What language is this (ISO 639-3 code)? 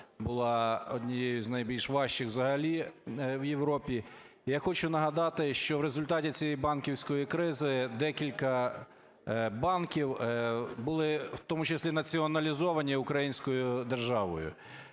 ukr